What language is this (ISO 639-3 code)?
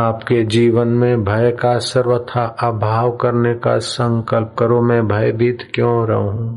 hin